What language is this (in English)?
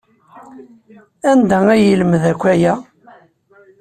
Kabyle